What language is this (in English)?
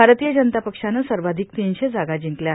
Marathi